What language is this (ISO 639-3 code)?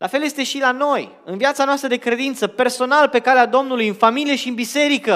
ron